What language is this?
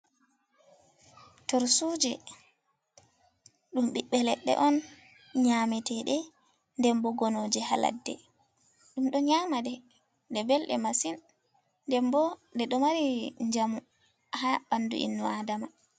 Fula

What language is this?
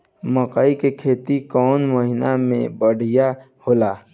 Bhojpuri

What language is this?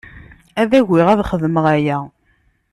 Kabyle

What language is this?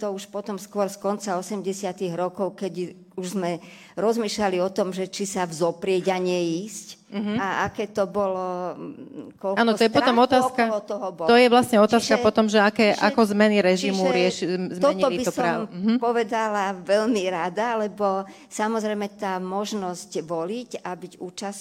Slovak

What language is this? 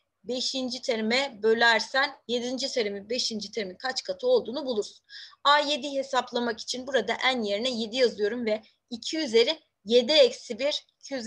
Turkish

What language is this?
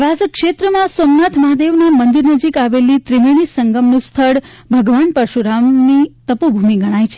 Gujarati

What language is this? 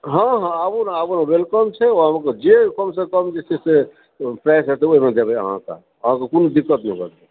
Maithili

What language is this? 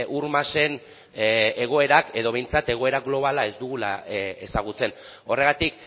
Basque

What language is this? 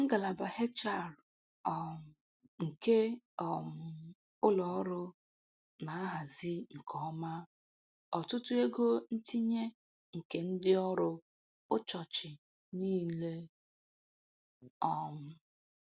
Igbo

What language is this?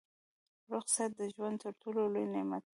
Pashto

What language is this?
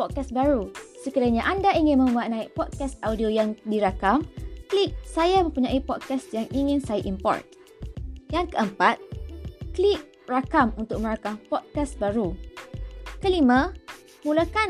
Malay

